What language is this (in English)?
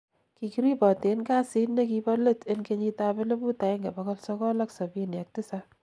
Kalenjin